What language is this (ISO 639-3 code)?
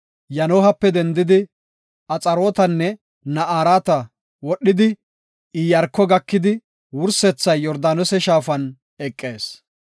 gof